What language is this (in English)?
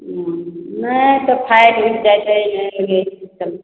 Maithili